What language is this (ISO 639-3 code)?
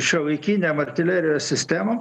lit